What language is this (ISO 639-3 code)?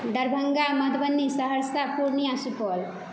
mai